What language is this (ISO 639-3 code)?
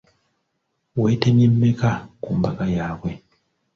lug